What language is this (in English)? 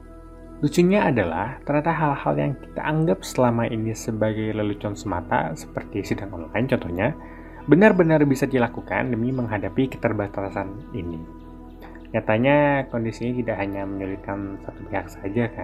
Indonesian